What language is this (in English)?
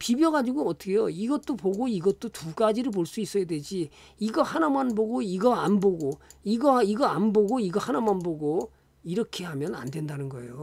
Korean